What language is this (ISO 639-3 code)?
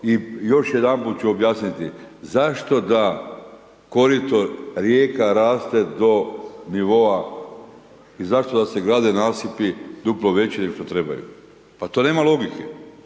hrv